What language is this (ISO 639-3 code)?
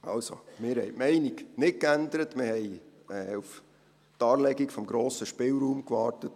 gsw